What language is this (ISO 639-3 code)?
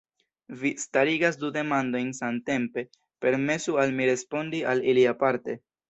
epo